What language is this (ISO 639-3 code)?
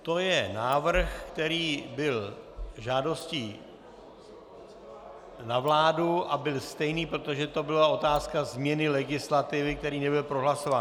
ces